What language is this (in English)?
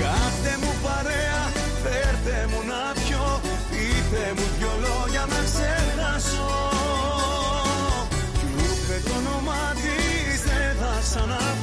Greek